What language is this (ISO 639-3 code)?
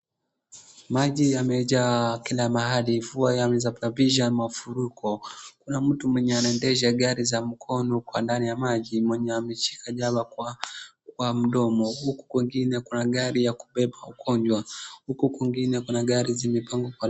swa